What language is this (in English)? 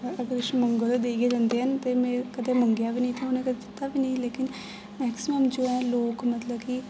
Dogri